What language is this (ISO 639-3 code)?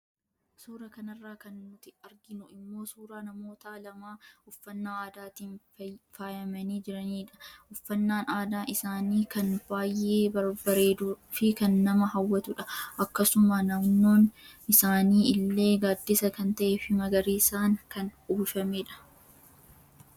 orm